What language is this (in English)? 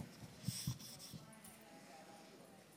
Hebrew